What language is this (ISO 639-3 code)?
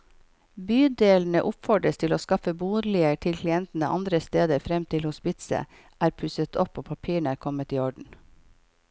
nor